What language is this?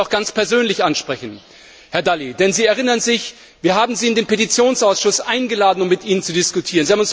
German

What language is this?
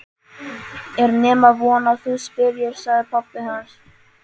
Icelandic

